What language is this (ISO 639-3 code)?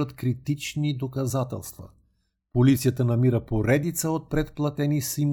bul